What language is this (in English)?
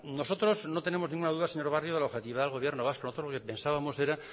Spanish